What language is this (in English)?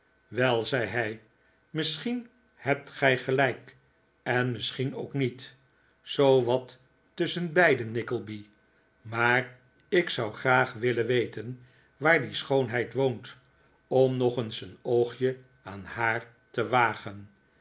Dutch